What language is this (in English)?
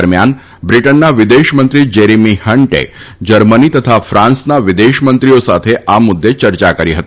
Gujarati